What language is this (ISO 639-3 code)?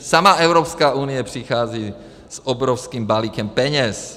ces